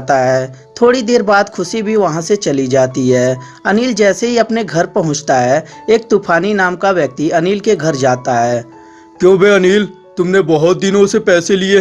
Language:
Hindi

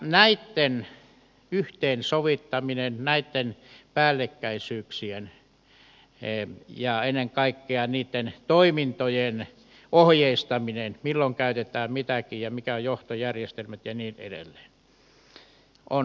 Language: Finnish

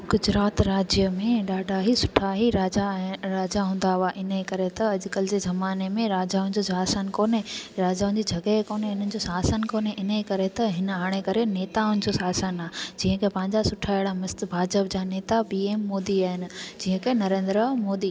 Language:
Sindhi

